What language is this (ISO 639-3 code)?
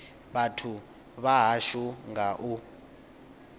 ven